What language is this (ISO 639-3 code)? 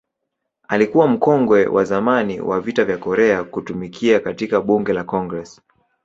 swa